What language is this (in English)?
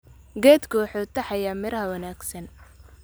Somali